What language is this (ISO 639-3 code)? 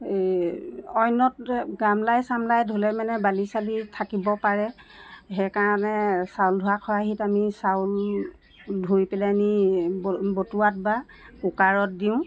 asm